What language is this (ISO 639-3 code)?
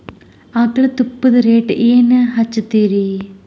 kan